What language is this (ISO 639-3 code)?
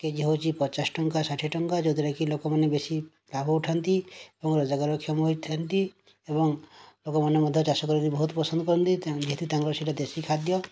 ori